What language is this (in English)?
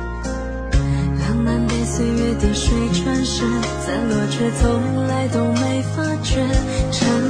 Chinese